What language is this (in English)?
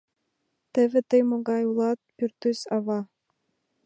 Mari